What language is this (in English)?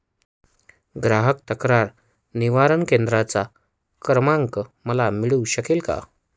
Marathi